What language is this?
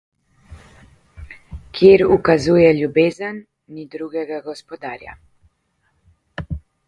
Slovenian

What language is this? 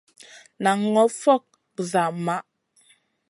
Masana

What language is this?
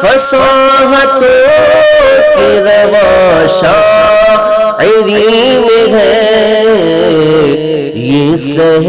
Urdu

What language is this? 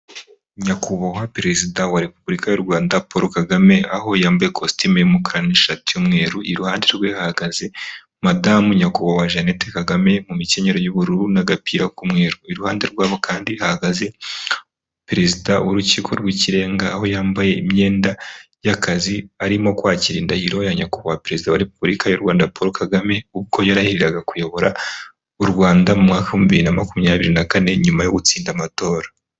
Kinyarwanda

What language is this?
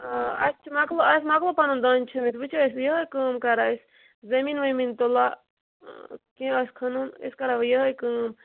Kashmiri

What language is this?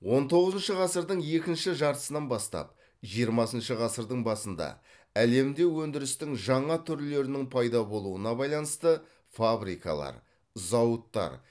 Kazakh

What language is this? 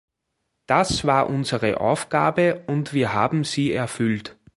German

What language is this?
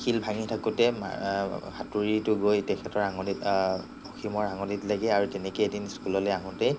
Assamese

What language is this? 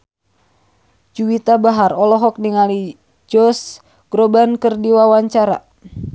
Sundanese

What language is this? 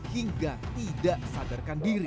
Indonesian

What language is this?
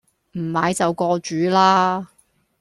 Cantonese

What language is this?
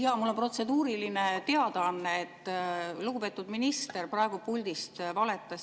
Estonian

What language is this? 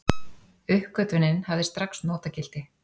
Icelandic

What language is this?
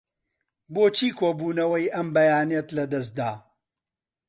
Central Kurdish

